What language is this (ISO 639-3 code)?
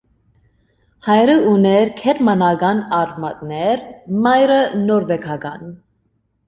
hye